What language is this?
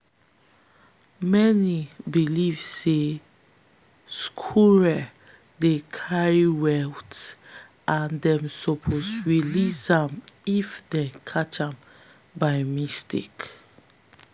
Nigerian Pidgin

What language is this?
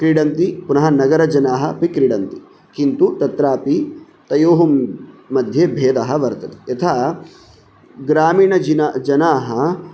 Sanskrit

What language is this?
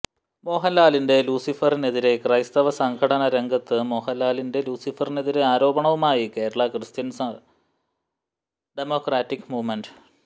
Malayalam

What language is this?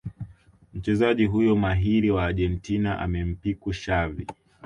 Swahili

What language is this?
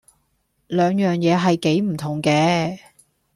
Cantonese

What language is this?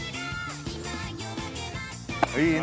Japanese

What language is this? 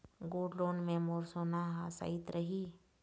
Chhattisgarhi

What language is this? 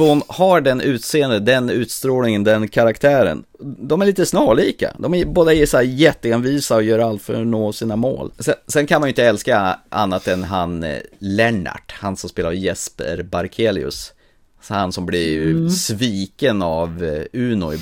Swedish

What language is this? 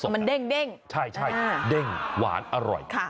Thai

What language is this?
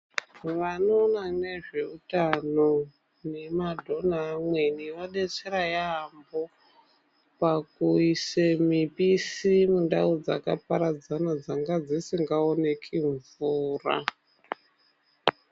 Ndau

